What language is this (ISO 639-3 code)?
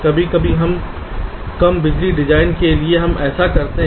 hin